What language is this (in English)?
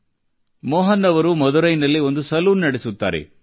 Kannada